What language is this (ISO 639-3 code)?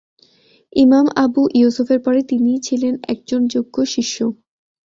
ben